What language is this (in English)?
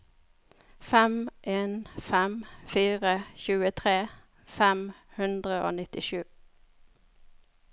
Norwegian